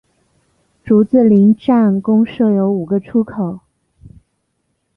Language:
Chinese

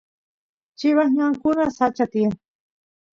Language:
Santiago del Estero Quichua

